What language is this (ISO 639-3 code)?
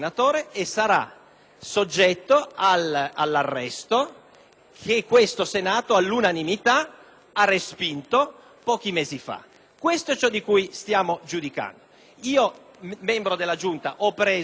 ita